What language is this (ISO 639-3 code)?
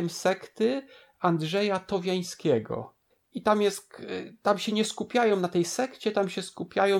pol